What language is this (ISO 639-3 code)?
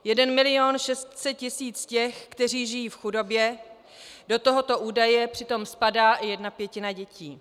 ces